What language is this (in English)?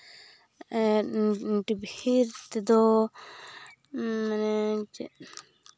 Santali